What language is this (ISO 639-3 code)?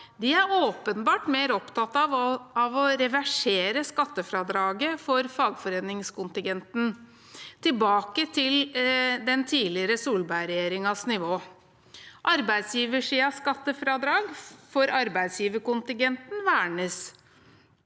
nor